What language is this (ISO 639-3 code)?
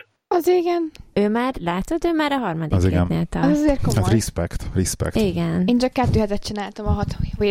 hun